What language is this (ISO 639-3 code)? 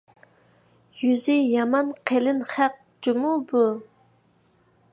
uig